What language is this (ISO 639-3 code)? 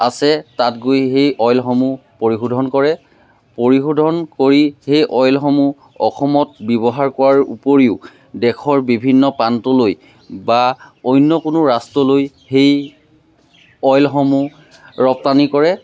asm